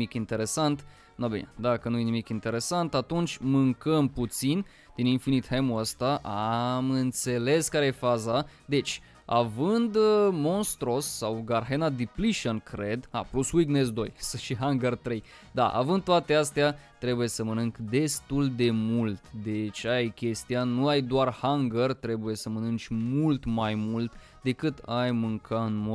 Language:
Romanian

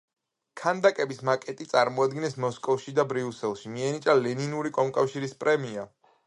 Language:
Georgian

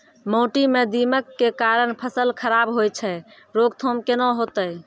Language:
Maithili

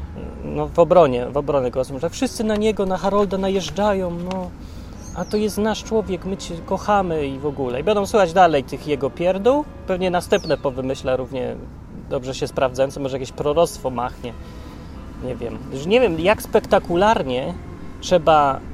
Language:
Polish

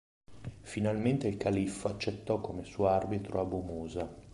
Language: Italian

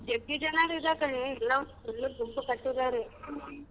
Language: Kannada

